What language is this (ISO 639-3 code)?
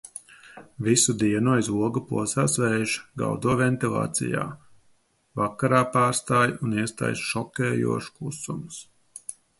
lav